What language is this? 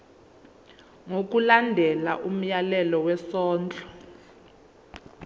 Zulu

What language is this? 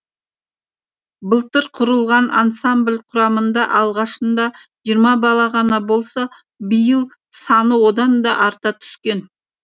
Kazakh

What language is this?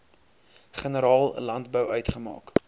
Afrikaans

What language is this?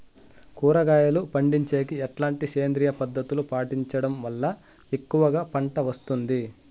Telugu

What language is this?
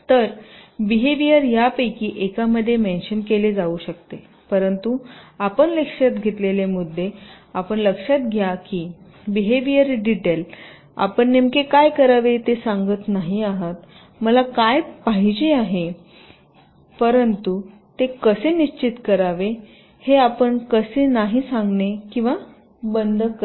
Marathi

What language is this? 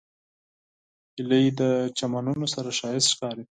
Pashto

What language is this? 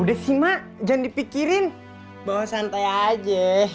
Indonesian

